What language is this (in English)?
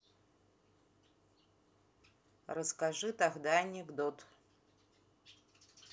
Russian